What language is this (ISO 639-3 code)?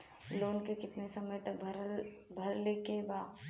bho